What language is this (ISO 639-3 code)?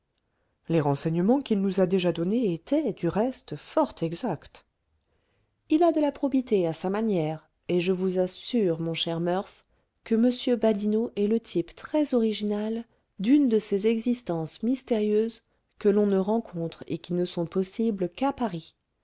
fra